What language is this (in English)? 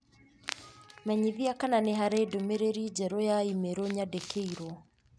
Kikuyu